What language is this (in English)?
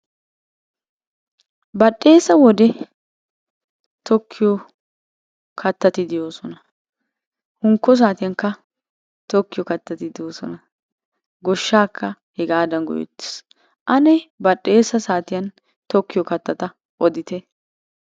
Wolaytta